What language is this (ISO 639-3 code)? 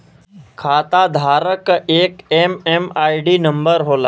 bho